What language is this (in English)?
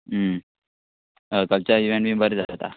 Konkani